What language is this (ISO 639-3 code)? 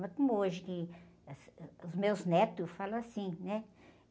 por